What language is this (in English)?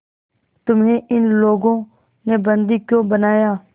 Hindi